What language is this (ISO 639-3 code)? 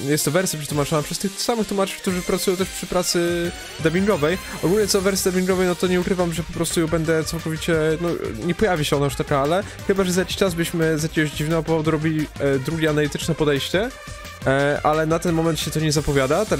pol